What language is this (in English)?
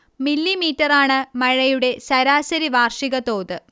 Malayalam